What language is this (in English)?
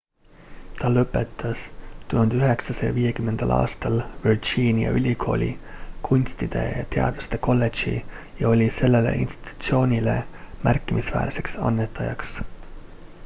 Estonian